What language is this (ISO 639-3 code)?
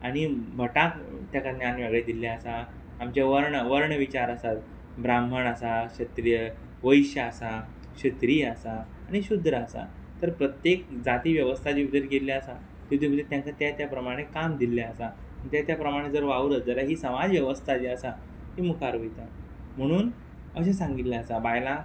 kok